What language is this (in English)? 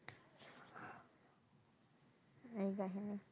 Bangla